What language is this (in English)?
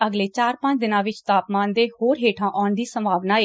Punjabi